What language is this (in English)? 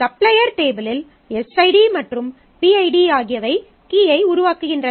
Tamil